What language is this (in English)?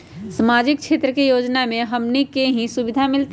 Magahi